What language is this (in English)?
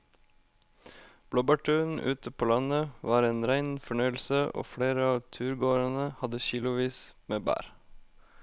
Norwegian